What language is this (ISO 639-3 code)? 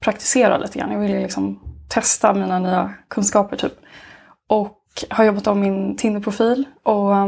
swe